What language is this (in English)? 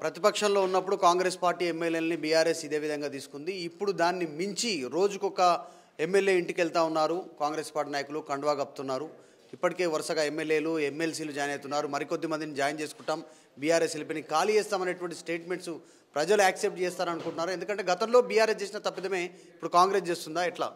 Telugu